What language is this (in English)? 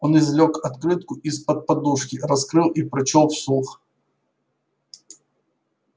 Russian